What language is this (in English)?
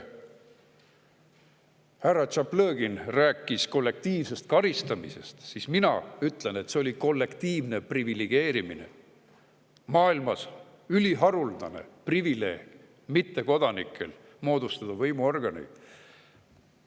Estonian